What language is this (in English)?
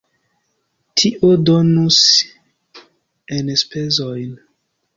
Esperanto